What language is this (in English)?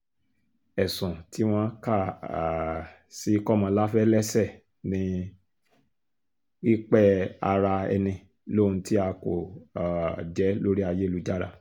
Yoruba